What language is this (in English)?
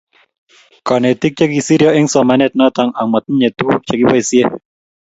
Kalenjin